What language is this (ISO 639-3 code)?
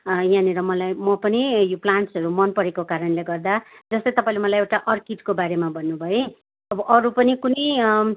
nep